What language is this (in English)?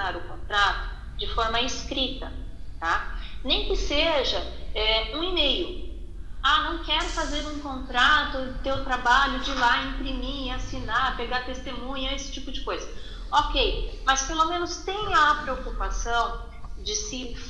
Portuguese